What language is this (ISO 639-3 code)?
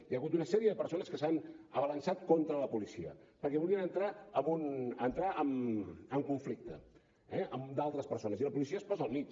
cat